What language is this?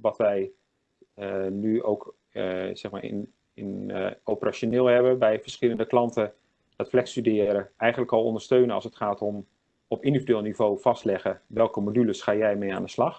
Dutch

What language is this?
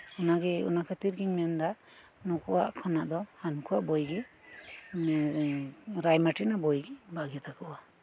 Santali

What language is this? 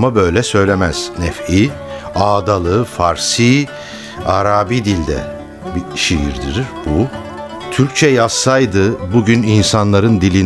Turkish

